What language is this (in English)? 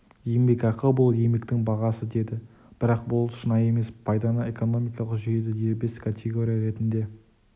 Kazakh